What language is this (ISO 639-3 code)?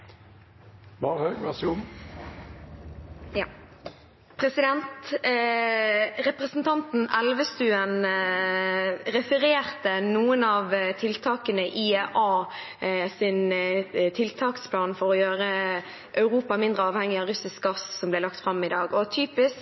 nob